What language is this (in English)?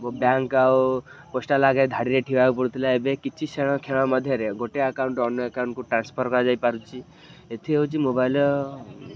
Odia